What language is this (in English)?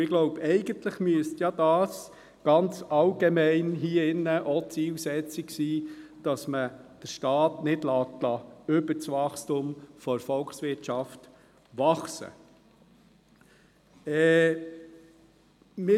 Swiss German